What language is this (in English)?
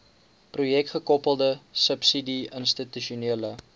Afrikaans